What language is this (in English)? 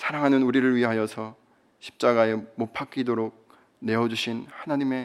Korean